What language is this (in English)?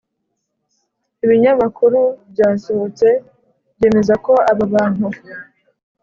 Kinyarwanda